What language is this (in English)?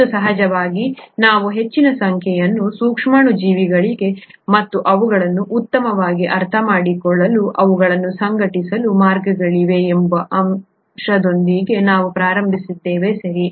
Kannada